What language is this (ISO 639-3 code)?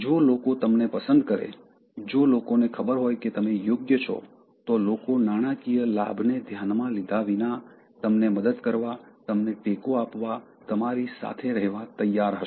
guj